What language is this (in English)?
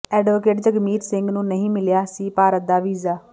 Punjabi